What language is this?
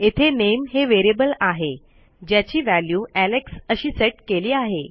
Marathi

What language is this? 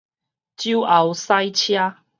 Min Nan Chinese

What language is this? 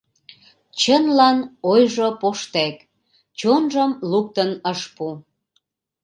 Mari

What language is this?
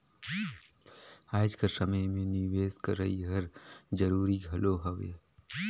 Chhattisgarhi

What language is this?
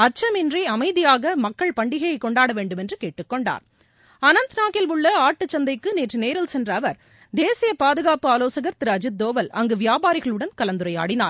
Tamil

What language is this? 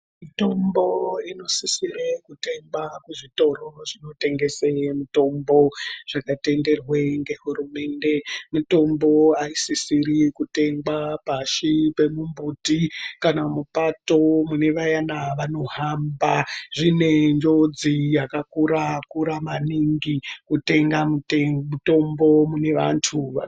Ndau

